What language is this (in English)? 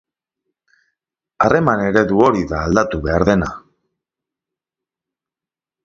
Basque